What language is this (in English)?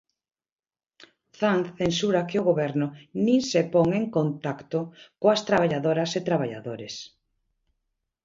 Galician